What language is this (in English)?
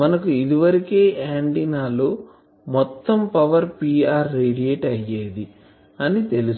Telugu